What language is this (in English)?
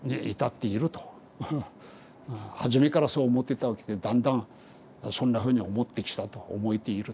Japanese